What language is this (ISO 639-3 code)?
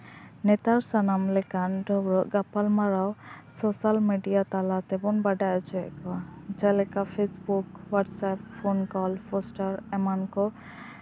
sat